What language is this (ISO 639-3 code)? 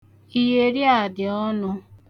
ibo